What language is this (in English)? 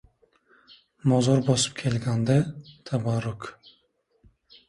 Uzbek